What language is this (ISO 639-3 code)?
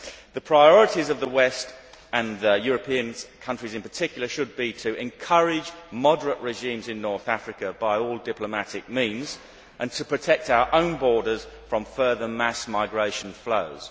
eng